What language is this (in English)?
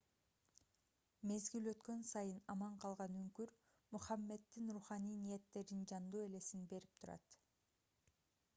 Kyrgyz